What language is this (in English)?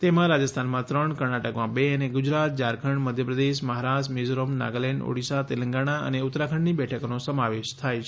Gujarati